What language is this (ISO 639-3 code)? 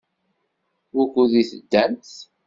kab